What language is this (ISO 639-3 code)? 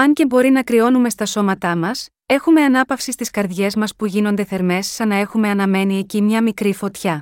ell